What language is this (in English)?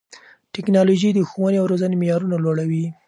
Pashto